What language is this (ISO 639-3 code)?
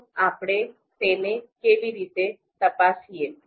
guj